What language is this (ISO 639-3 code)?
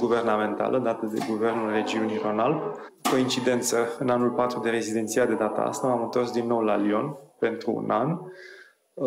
ron